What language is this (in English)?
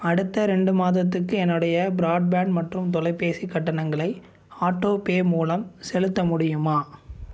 Tamil